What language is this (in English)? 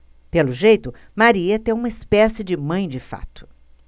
Portuguese